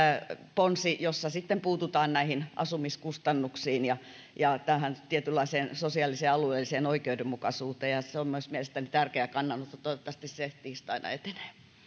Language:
Finnish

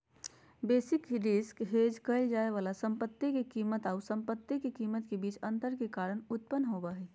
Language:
Magahi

